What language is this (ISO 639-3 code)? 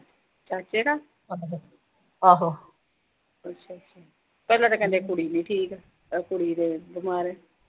pan